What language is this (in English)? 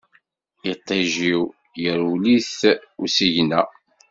Kabyle